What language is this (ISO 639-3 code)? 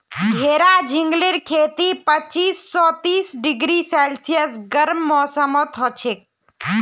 mag